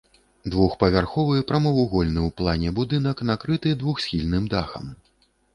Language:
Belarusian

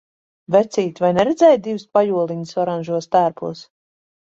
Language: Latvian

